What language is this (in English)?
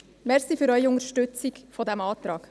Swiss German